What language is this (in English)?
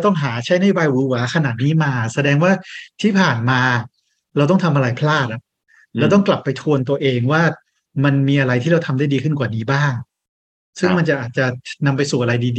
Thai